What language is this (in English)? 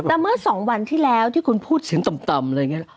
Thai